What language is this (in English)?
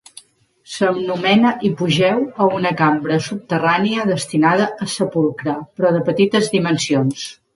Catalan